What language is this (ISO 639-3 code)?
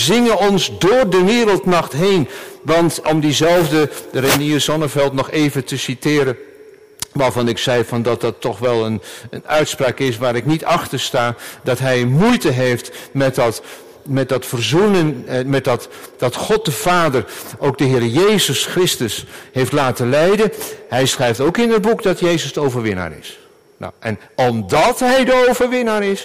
nld